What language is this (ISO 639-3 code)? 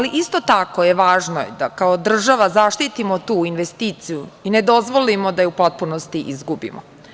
srp